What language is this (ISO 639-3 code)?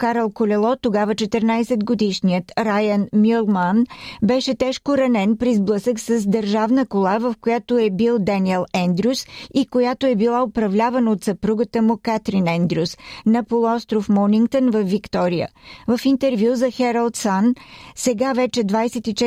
bul